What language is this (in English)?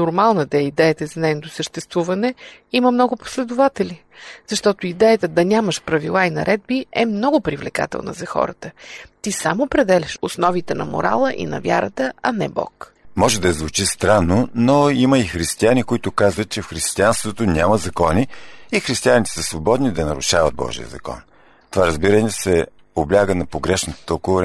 Bulgarian